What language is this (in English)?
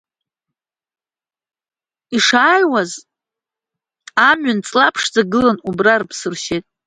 Abkhazian